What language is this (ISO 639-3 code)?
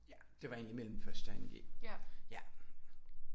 dan